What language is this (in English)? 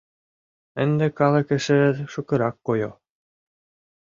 Mari